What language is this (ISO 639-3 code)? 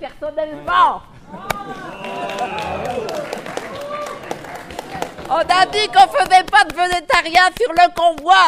fra